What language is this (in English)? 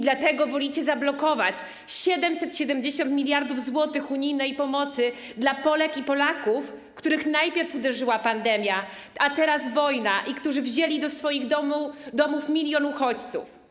Polish